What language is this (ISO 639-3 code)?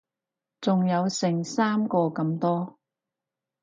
yue